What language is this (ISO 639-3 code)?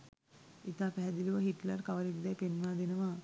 sin